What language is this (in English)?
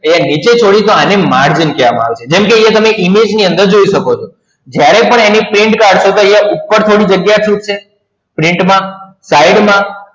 Gujarati